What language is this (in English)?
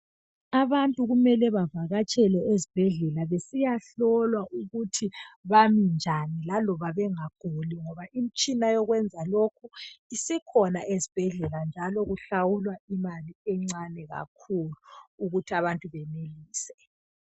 North Ndebele